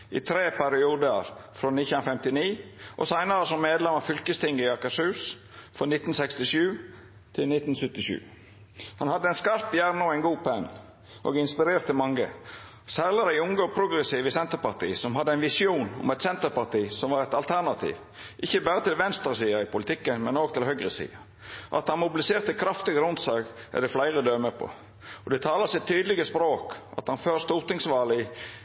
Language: Norwegian Nynorsk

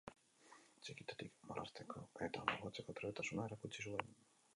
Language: Basque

